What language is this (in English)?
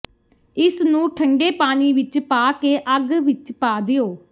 Punjabi